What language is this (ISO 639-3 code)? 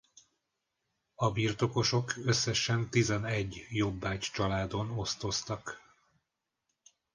hun